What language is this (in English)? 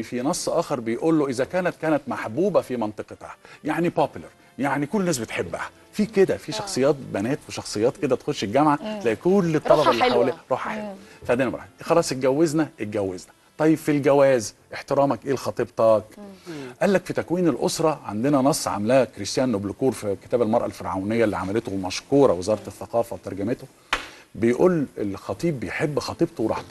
Arabic